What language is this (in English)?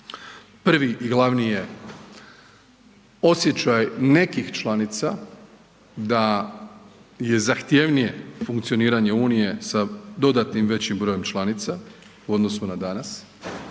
Croatian